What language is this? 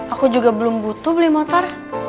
Indonesian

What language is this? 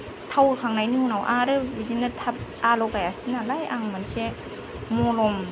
Bodo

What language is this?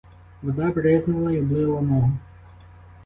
Ukrainian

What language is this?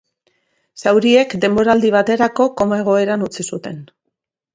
Basque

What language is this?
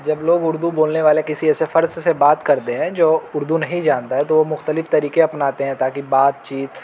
Urdu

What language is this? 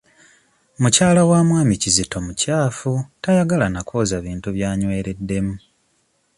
Ganda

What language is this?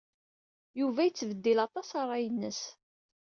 Kabyle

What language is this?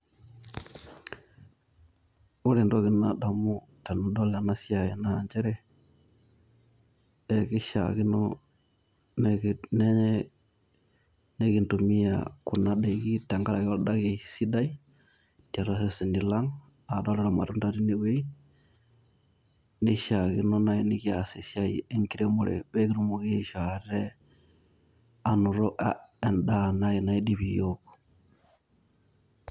Masai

